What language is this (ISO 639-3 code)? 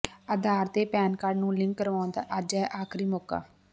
pan